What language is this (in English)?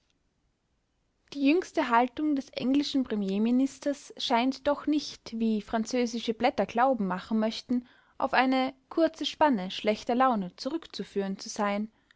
German